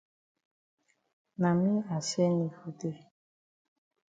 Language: Cameroon Pidgin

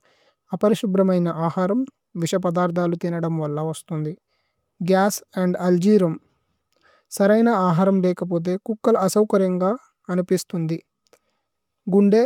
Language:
Tulu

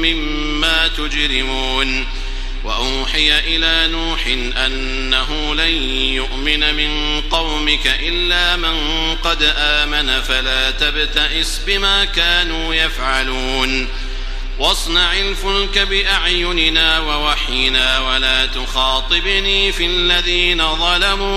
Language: Arabic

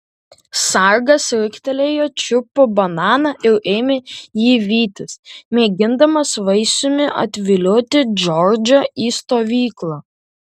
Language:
Lithuanian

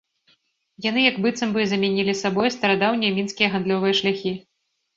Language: Belarusian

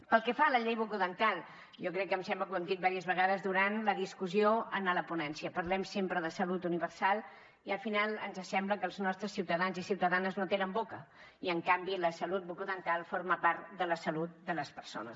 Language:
Catalan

